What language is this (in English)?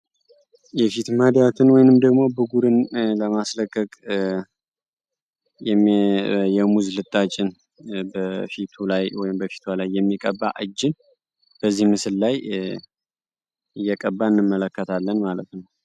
Amharic